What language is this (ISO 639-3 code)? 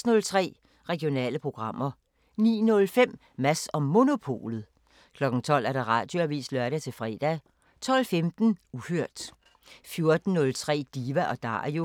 dan